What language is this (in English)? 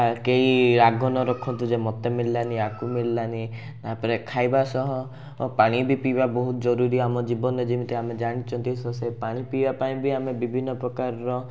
Odia